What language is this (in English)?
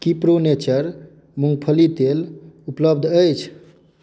Maithili